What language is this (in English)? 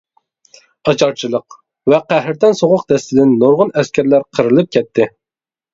Uyghur